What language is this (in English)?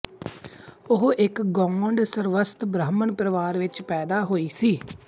Punjabi